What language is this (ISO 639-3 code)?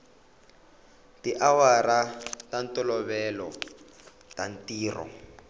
tso